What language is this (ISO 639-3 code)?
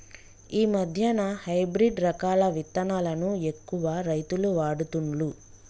tel